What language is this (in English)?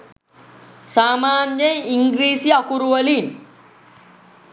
Sinhala